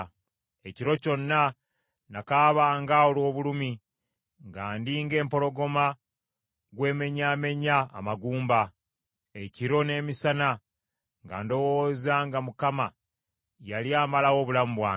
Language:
Ganda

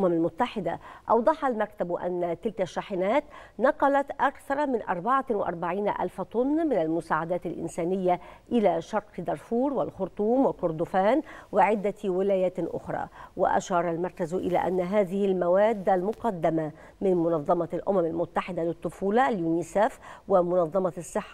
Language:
Arabic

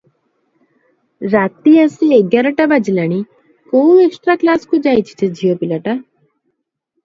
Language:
Odia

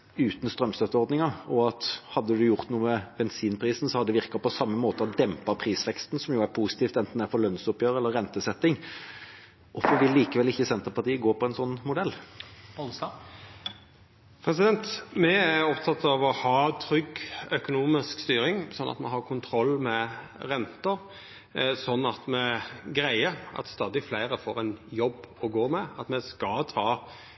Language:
Norwegian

